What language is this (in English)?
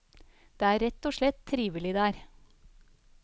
Norwegian